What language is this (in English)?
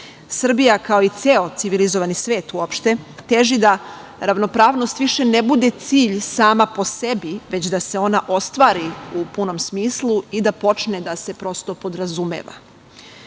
Serbian